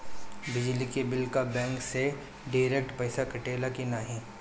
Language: Bhojpuri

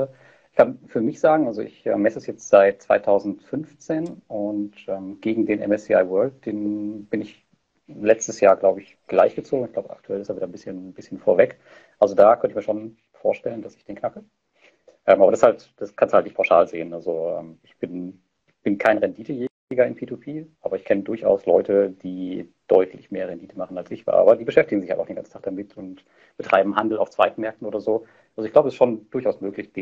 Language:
German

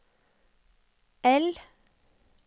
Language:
Norwegian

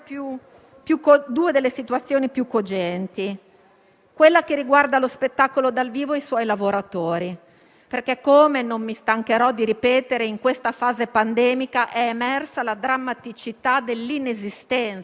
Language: Italian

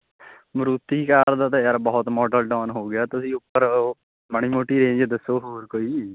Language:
Punjabi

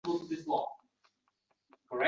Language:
Uzbek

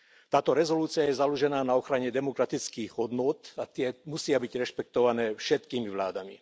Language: Slovak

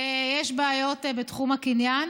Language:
Hebrew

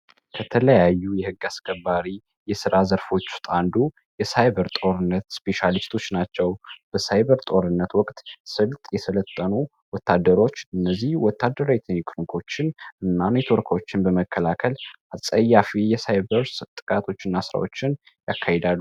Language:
Amharic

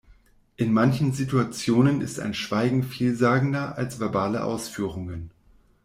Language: German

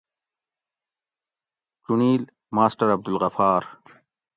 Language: Gawri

